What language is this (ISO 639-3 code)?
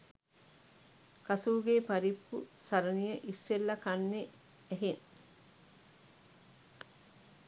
sin